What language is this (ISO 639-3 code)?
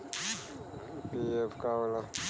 bho